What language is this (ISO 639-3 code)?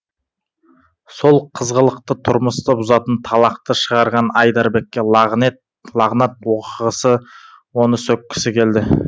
kaz